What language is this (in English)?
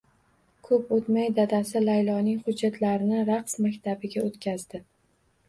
Uzbek